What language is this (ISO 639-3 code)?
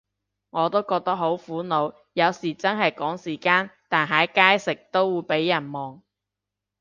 yue